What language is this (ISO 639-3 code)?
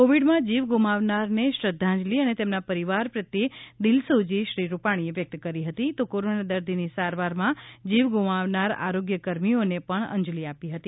guj